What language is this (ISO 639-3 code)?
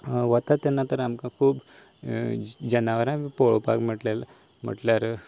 kok